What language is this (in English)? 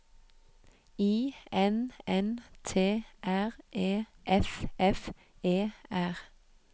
Norwegian